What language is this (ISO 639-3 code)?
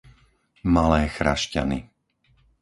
slk